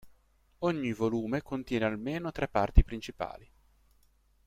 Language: Italian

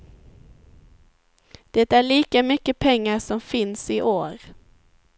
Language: Swedish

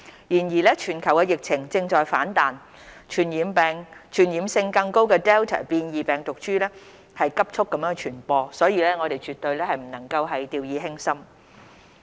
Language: Cantonese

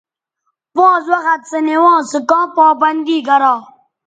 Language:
Bateri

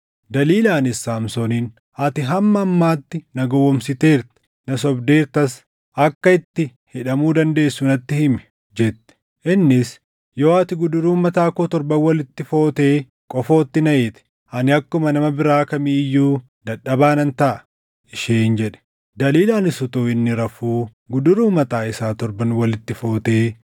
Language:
Oromo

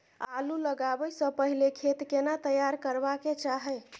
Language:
Maithili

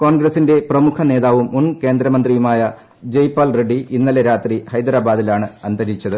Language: Malayalam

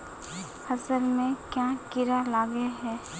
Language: Magahi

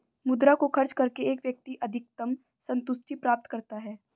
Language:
Hindi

